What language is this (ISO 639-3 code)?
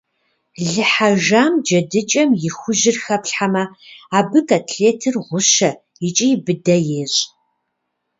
kbd